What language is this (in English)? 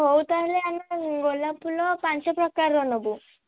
Odia